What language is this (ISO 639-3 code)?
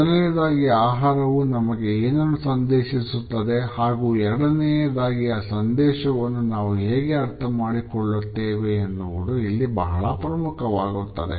kan